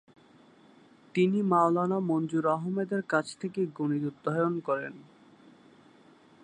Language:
Bangla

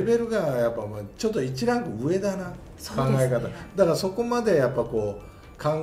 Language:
Japanese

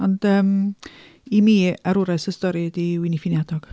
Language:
Welsh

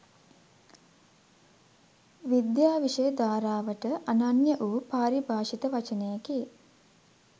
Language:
Sinhala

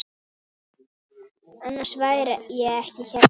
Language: Icelandic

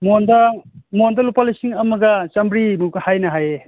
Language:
Manipuri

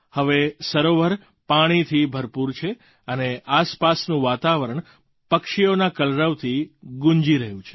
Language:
Gujarati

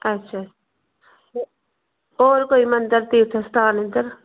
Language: Dogri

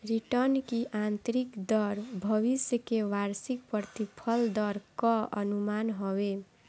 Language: Bhojpuri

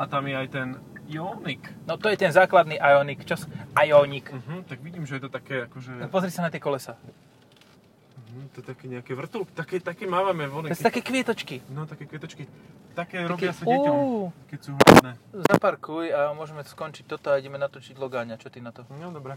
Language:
Slovak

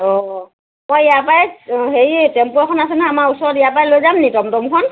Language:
Assamese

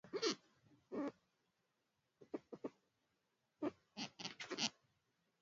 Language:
Swahili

